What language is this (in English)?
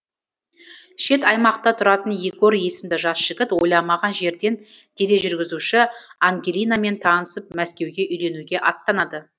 Kazakh